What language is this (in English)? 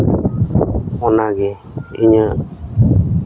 Santali